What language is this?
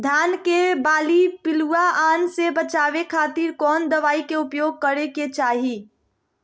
Magahi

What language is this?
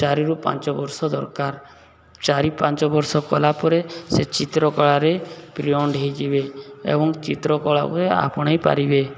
Odia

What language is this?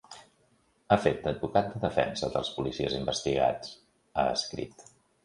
Catalan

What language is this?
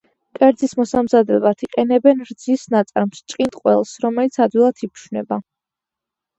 Georgian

